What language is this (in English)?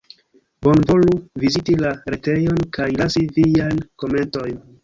Esperanto